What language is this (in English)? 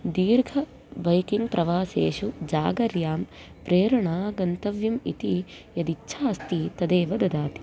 Sanskrit